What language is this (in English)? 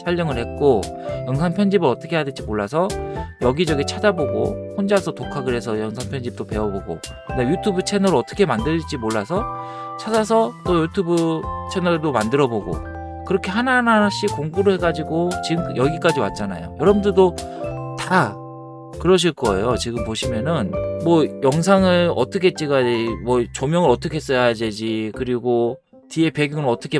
Korean